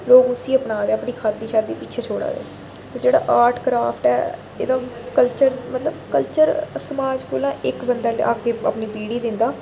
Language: Dogri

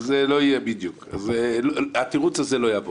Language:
Hebrew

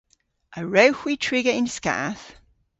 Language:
Cornish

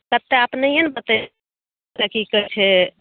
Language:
Maithili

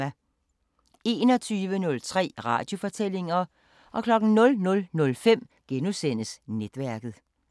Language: Danish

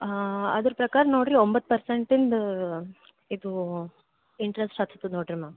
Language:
Kannada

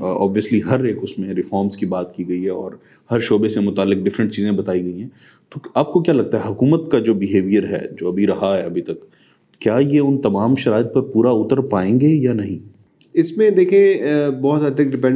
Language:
Urdu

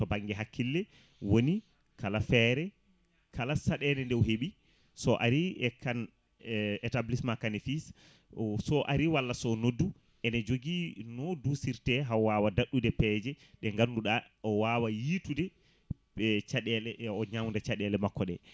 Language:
Fula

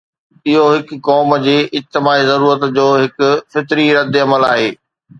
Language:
Sindhi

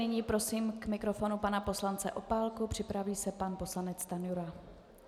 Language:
Czech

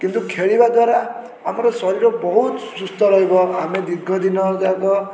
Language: Odia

